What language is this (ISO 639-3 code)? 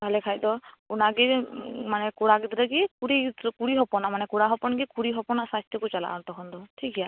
sat